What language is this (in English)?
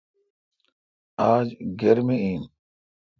Kalkoti